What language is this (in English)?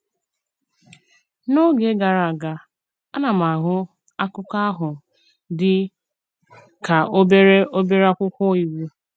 Igbo